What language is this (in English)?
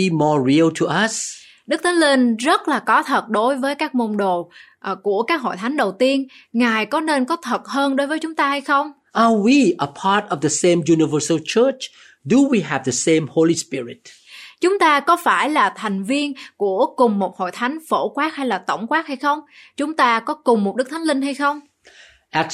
Vietnamese